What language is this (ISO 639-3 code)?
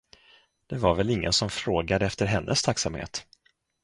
swe